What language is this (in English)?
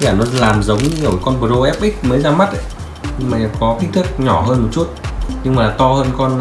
Vietnamese